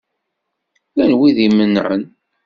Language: Kabyle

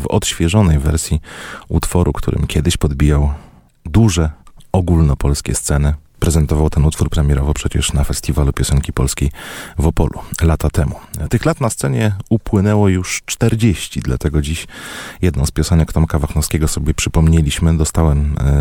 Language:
Polish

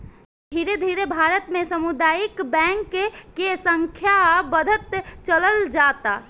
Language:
Bhojpuri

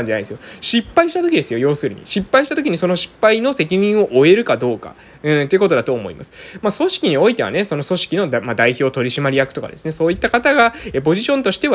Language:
Japanese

